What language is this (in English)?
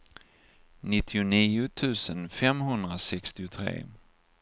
Swedish